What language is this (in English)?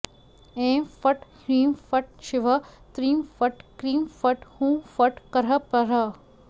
Sanskrit